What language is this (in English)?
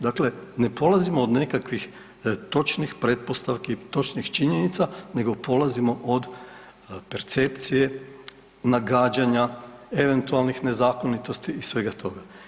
Croatian